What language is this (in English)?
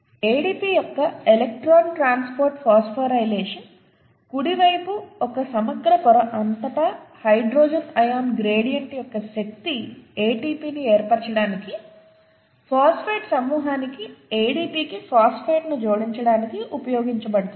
Telugu